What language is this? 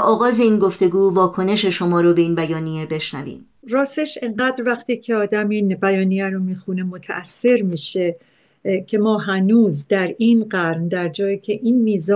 Persian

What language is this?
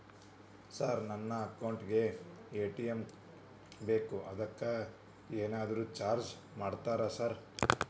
Kannada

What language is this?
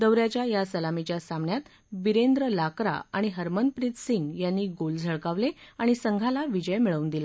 Marathi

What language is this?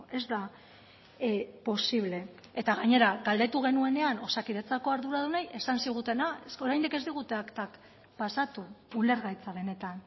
Basque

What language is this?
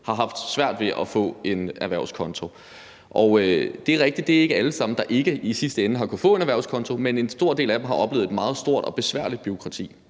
Danish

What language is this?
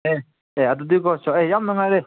Manipuri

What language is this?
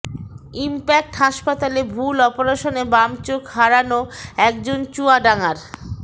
Bangla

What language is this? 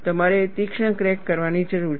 Gujarati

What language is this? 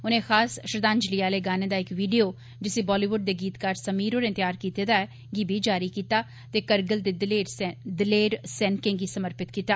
Dogri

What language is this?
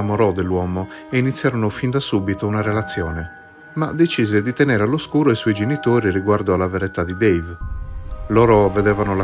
Italian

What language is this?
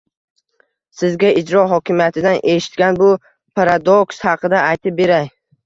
Uzbek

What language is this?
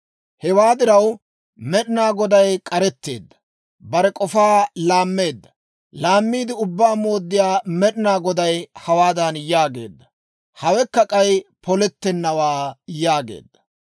Dawro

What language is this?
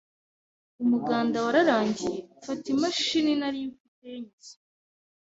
Kinyarwanda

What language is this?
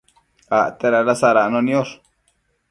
Matsés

